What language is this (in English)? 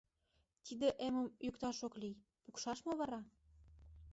Mari